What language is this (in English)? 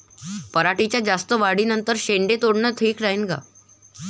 Marathi